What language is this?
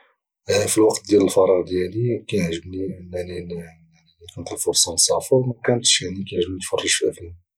Moroccan Arabic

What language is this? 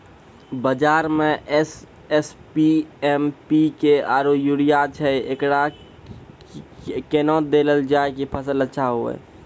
Maithili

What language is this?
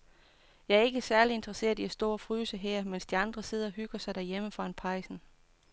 Danish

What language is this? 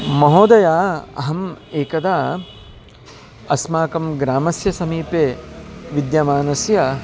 Sanskrit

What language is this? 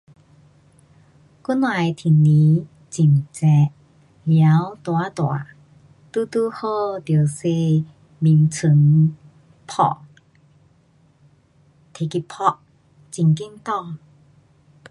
Pu-Xian Chinese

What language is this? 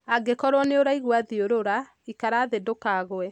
Kikuyu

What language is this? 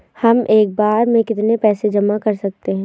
Hindi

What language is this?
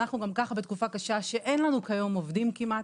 Hebrew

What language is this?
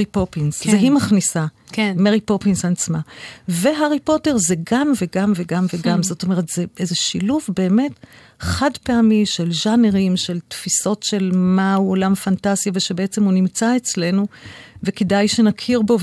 Hebrew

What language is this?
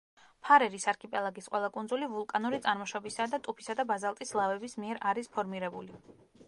Georgian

